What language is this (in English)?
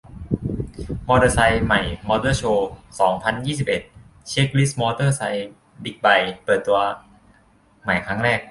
Thai